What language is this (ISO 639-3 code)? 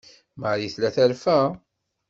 kab